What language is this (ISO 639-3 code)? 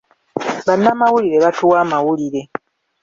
lug